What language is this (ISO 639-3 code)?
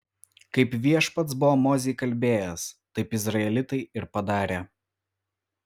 lit